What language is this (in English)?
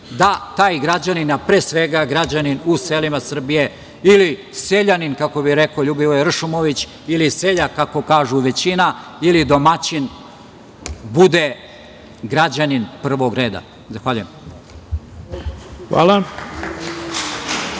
Serbian